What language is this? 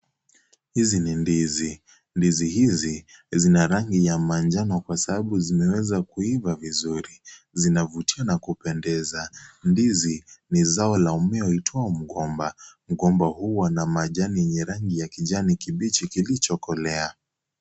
Swahili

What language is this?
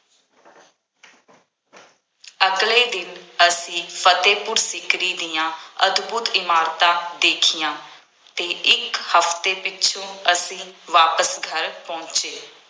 Punjabi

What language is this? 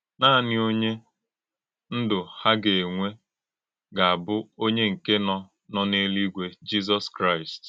Igbo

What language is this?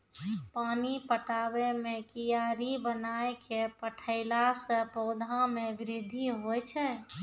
Maithili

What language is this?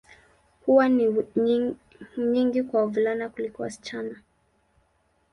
Swahili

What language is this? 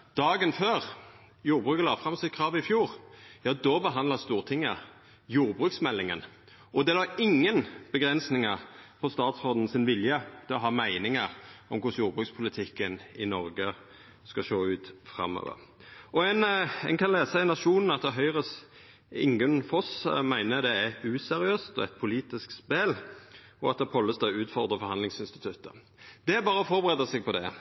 Norwegian Nynorsk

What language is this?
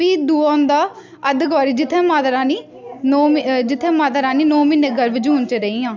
Dogri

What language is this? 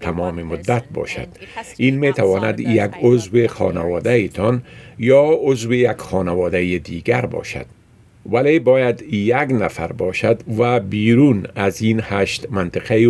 Persian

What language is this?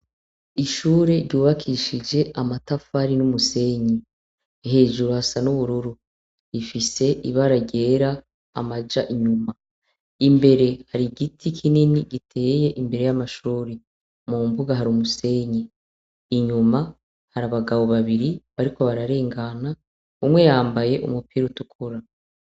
Rundi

